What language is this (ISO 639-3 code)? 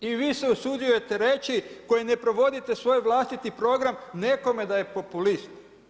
hrv